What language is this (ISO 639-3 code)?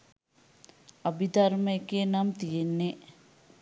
sin